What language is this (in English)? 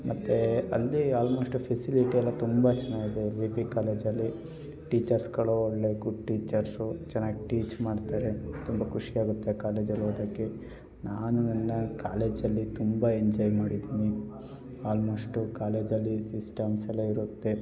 Kannada